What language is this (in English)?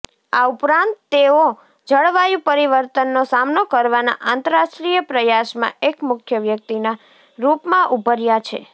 Gujarati